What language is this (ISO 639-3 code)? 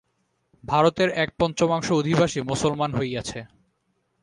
ben